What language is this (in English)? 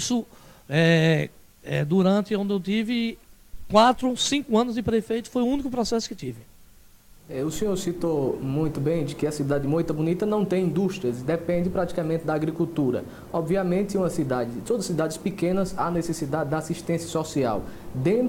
Portuguese